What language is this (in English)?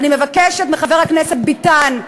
Hebrew